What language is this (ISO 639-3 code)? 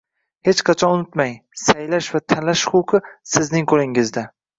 uzb